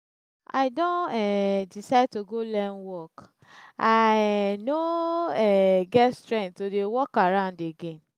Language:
Nigerian Pidgin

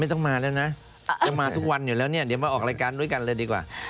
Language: Thai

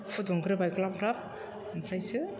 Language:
Bodo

